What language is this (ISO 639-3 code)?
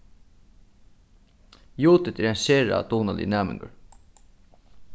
fao